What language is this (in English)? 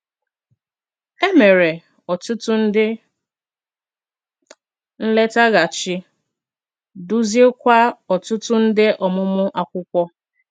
Igbo